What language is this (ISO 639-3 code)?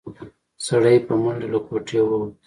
pus